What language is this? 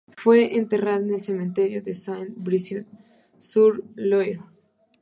Spanish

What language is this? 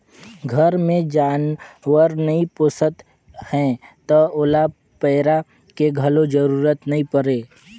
Chhattisgarhi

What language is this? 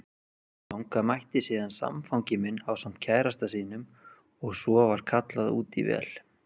Icelandic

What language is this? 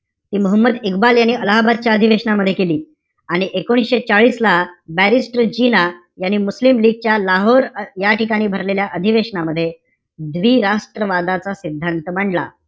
Marathi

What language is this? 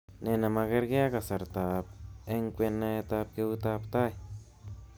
Kalenjin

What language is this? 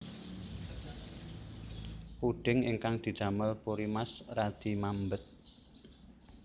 Javanese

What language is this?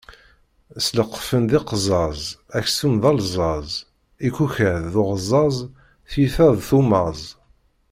Kabyle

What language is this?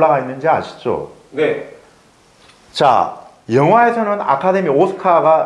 Korean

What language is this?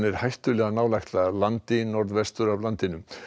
Icelandic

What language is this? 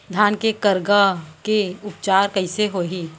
Chhattisgarhi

